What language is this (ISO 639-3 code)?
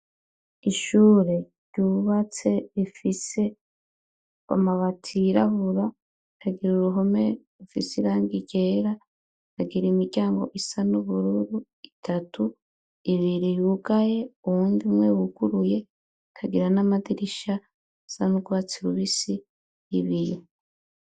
run